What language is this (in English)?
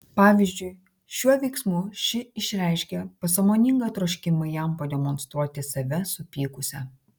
Lithuanian